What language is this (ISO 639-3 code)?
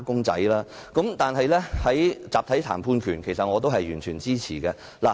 yue